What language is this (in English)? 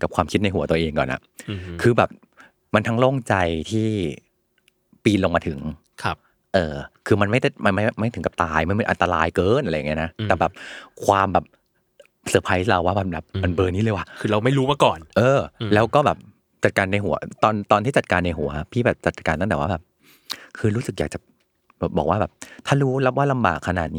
Thai